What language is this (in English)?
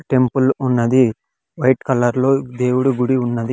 Telugu